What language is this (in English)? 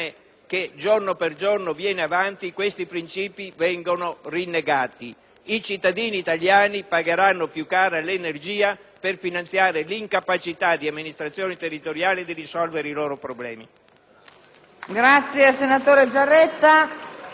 Italian